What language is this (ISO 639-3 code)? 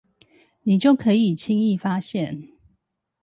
zho